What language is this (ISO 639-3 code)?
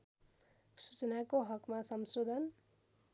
nep